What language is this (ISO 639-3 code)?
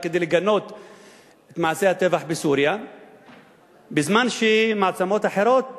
heb